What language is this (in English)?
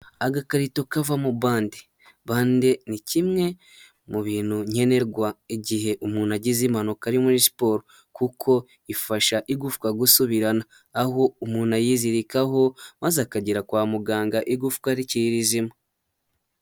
Kinyarwanda